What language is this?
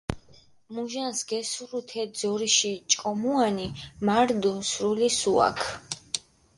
Mingrelian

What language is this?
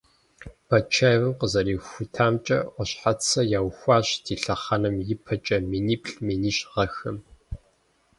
Kabardian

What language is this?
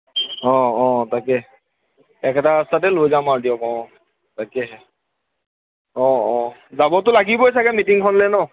Assamese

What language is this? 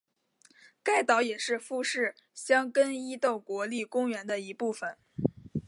Chinese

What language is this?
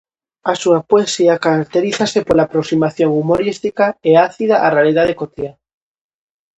Galician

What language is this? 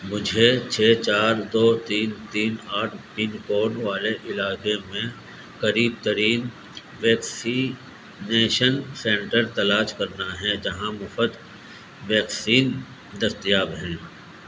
Urdu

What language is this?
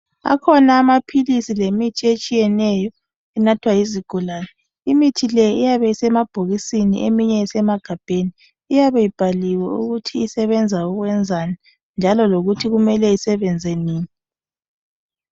North Ndebele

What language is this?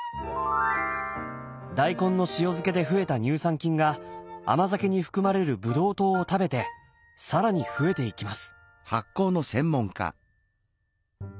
Japanese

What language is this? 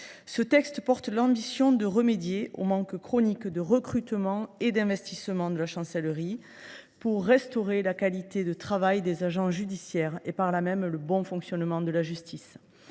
French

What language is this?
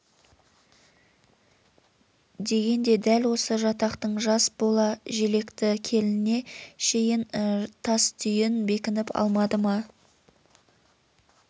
Kazakh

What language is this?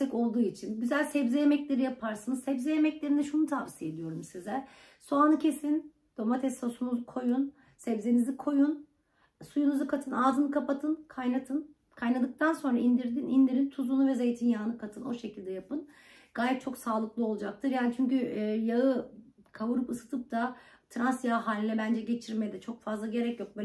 Turkish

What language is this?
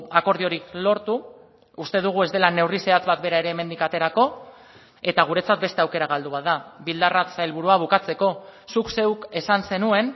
Basque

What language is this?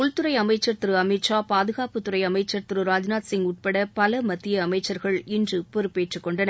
Tamil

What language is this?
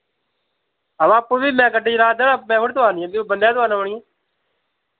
Dogri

